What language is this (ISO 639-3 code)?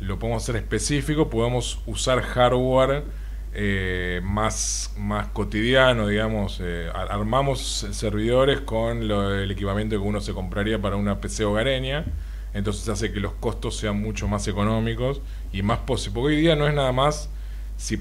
spa